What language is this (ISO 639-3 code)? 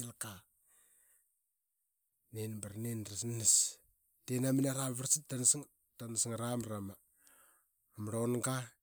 byx